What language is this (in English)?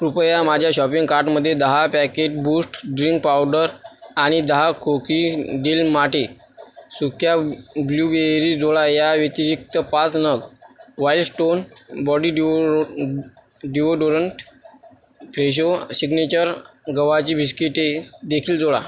Marathi